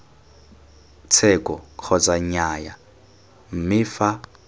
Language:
Tswana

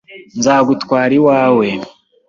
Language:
Kinyarwanda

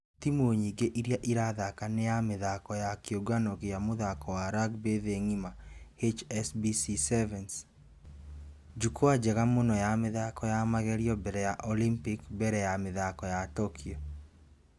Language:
Kikuyu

